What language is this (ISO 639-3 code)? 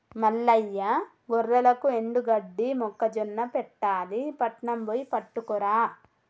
tel